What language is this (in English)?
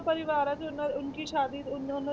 Punjabi